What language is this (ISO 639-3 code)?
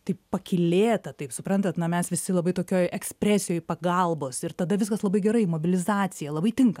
lit